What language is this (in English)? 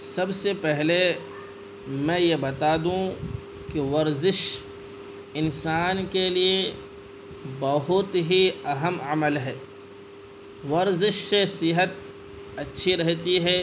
Urdu